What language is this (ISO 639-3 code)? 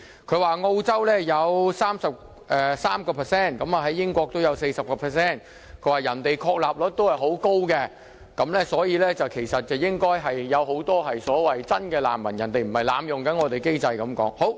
yue